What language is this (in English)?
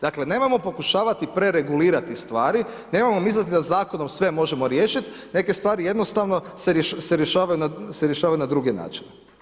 Croatian